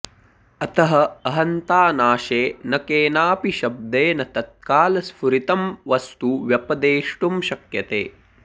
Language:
Sanskrit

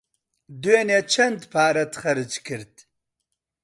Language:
Central Kurdish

